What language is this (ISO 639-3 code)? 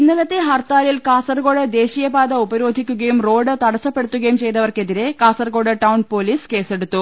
mal